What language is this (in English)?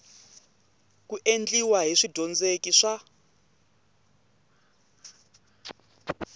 Tsonga